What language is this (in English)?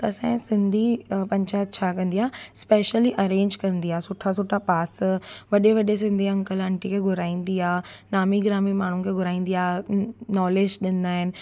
Sindhi